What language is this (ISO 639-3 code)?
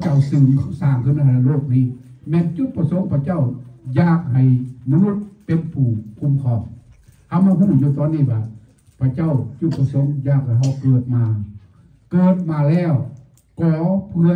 tha